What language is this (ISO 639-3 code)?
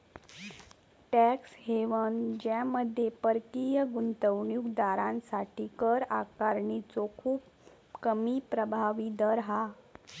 mar